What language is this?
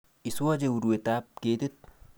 Kalenjin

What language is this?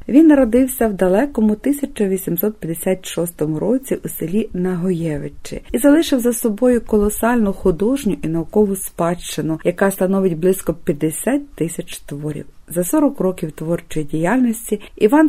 Ukrainian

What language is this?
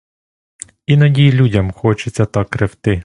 Ukrainian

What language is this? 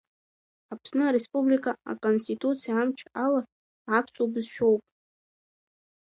Abkhazian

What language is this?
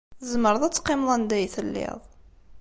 Kabyle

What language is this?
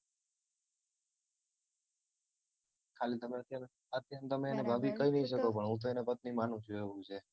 Gujarati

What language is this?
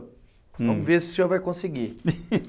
Portuguese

